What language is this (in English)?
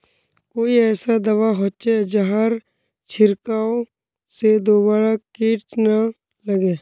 Magahi